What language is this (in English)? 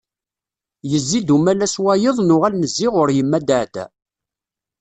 Kabyle